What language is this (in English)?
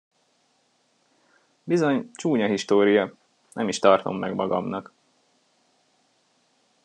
Hungarian